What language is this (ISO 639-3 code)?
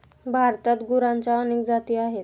mar